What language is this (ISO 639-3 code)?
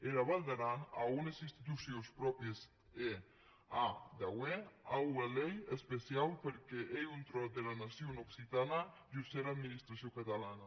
cat